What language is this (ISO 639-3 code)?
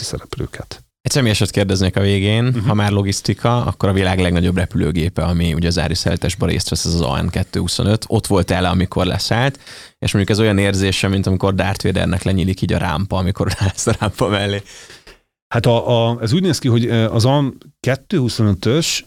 hun